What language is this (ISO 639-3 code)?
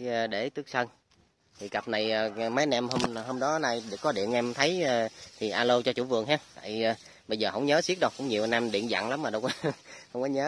vie